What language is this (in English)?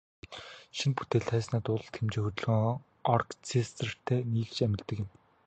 Mongolian